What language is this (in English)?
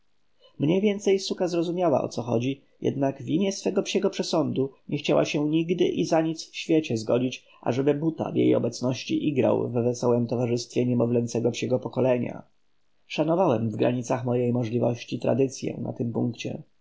Polish